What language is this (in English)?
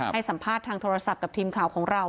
Thai